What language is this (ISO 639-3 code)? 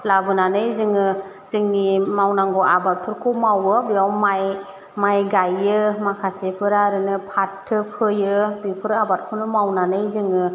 brx